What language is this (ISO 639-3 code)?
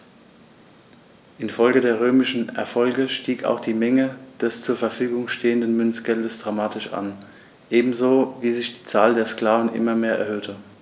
deu